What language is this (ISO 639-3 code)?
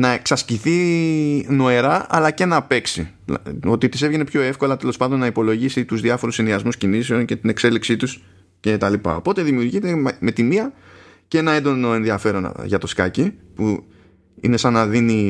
ell